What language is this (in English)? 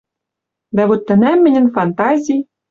Western Mari